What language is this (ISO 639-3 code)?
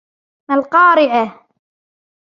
ara